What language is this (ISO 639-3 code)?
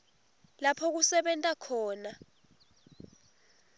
ssw